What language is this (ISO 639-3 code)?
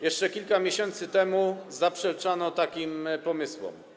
pol